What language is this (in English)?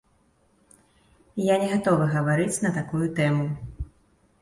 Belarusian